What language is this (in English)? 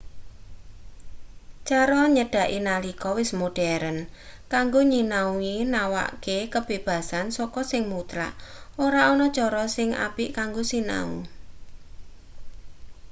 Javanese